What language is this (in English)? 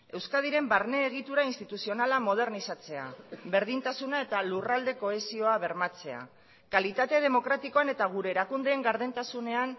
Basque